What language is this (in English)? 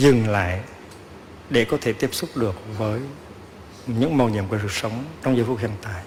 Vietnamese